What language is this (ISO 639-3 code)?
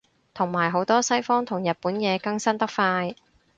yue